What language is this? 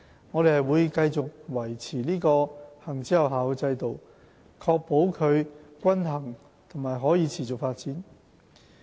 Cantonese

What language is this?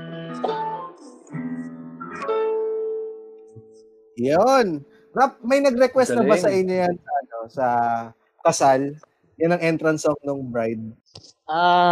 Filipino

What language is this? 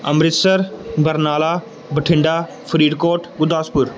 Punjabi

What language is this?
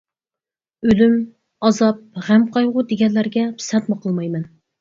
Uyghur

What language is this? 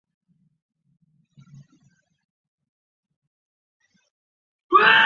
Chinese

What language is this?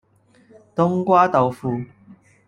Cantonese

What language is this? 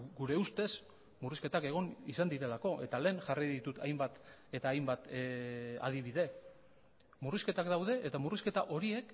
Basque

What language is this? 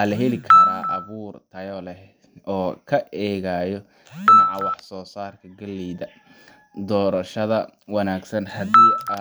Somali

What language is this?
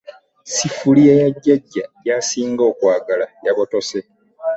Ganda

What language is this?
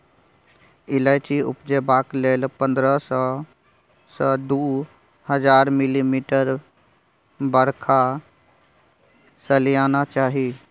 Maithili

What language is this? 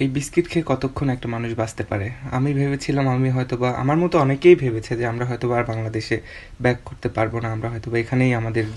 Romanian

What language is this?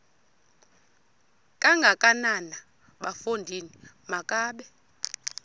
Xhosa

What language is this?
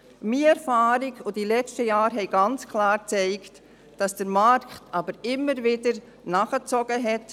Swiss German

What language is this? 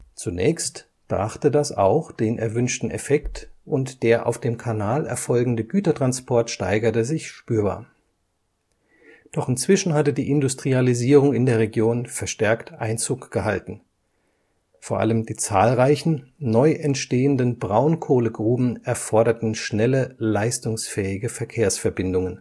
German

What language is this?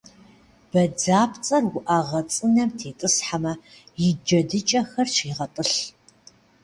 Kabardian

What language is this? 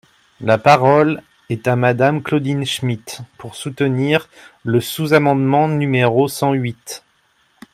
French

